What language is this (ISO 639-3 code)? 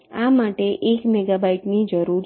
guj